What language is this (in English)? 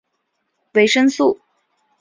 Chinese